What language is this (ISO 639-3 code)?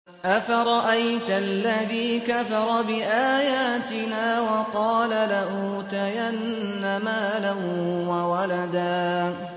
ara